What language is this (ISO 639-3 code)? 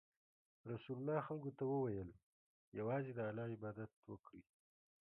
pus